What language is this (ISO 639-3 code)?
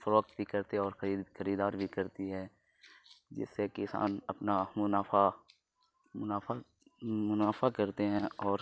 urd